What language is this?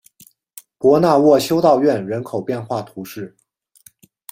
Chinese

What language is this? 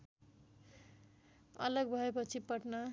Nepali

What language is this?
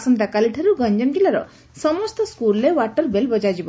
Odia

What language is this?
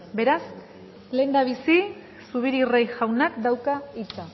Basque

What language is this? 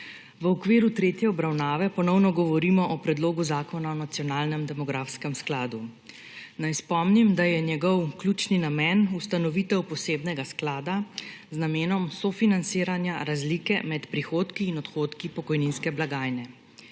Slovenian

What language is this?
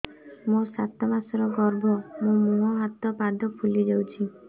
Odia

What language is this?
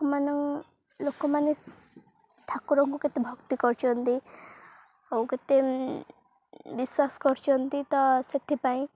Odia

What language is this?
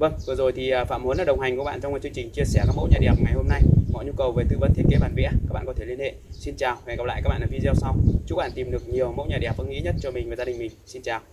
Vietnamese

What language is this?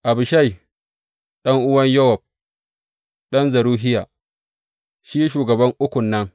Hausa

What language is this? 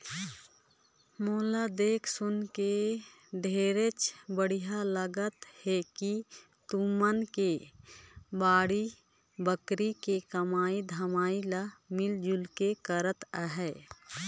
Chhattisgarhi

